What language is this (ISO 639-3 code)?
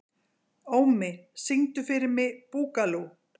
isl